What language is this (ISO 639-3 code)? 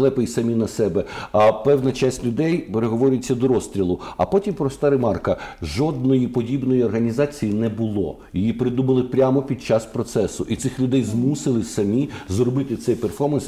ukr